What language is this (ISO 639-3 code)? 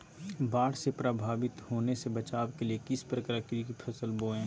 mag